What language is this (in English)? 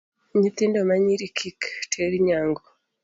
Luo (Kenya and Tanzania)